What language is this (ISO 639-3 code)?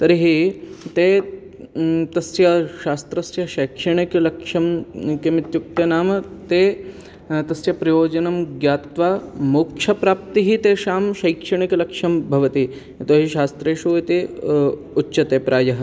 san